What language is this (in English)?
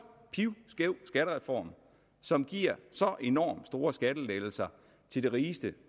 Danish